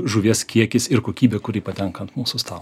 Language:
Lithuanian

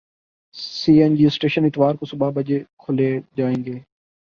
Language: Urdu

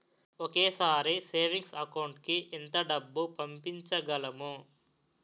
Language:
Telugu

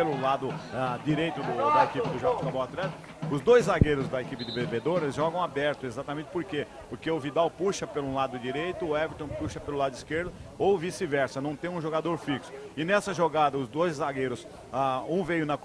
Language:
Portuguese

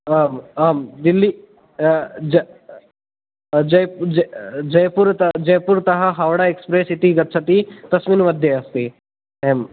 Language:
Sanskrit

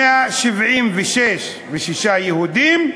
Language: Hebrew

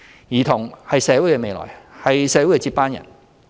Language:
Cantonese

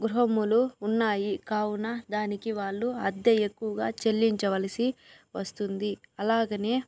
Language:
Telugu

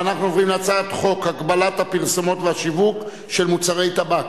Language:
Hebrew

